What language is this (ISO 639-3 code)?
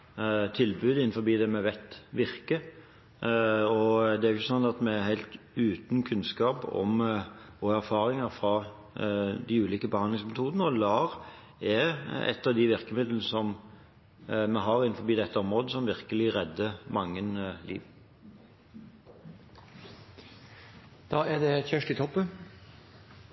nob